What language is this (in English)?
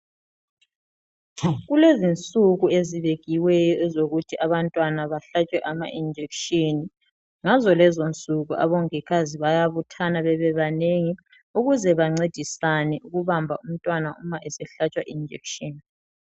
North Ndebele